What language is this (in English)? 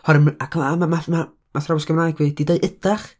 Welsh